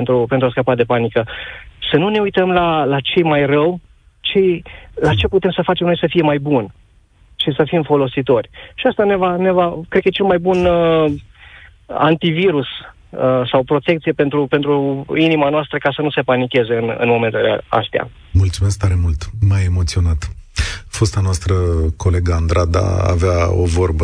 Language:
Romanian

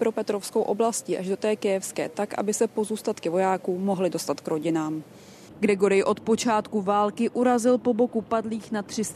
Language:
Czech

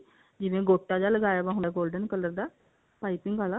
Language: Punjabi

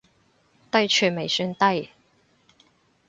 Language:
Cantonese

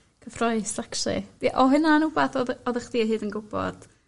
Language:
Welsh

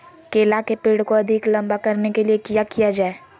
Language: Magahi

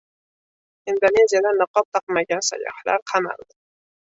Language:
Uzbek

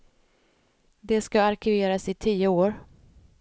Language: Swedish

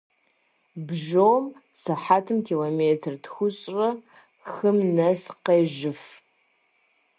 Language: Kabardian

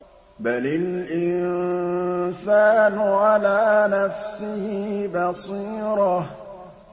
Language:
Arabic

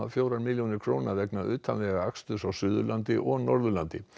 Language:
Icelandic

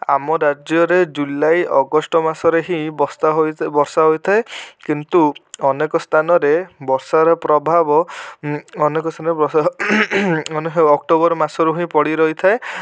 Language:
Odia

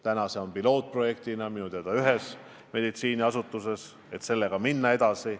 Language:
Estonian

